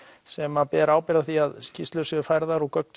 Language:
Icelandic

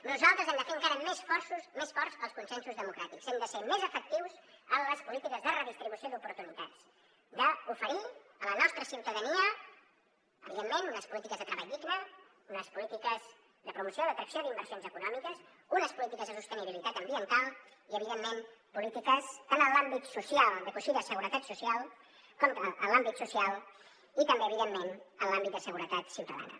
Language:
Catalan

